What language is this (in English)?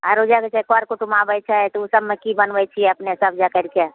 Maithili